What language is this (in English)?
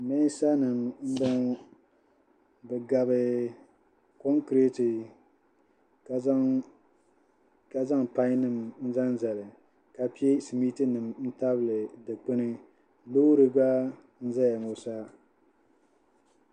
Dagbani